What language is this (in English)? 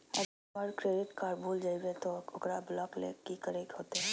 Magahi